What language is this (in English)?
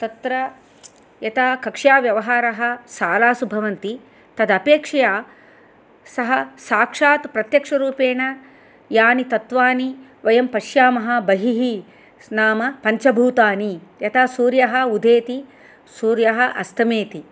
Sanskrit